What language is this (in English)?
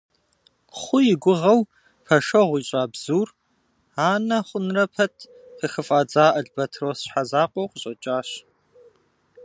Kabardian